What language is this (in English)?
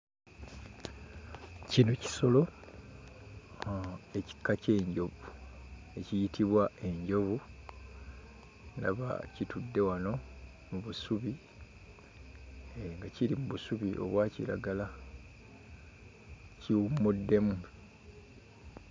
Ganda